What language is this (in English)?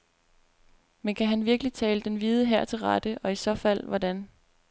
Danish